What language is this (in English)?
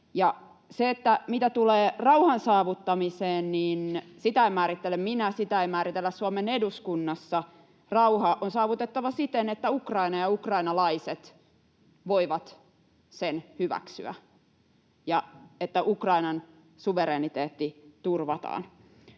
Finnish